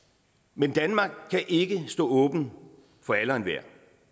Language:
Danish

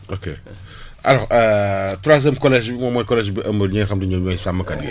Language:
Wolof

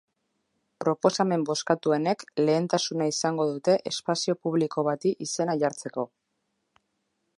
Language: Basque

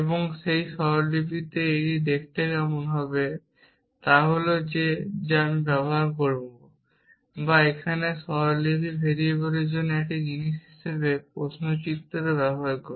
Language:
Bangla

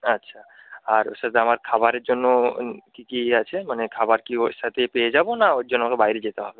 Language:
Bangla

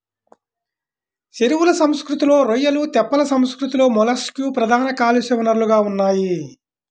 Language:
Telugu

